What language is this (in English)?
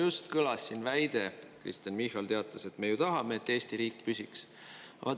Estonian